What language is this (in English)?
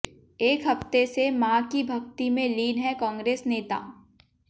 Hindi